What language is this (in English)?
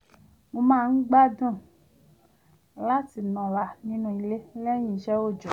Yoruba